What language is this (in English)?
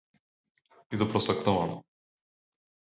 Malayalam